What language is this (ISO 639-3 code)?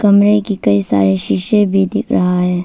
hin